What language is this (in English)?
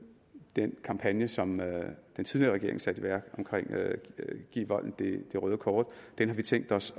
Danish